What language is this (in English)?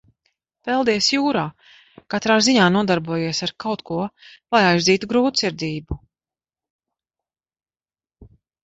Latvian